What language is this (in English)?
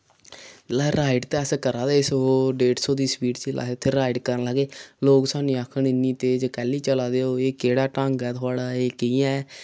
Dogri